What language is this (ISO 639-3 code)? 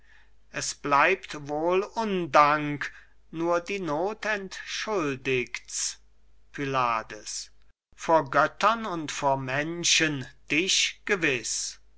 deu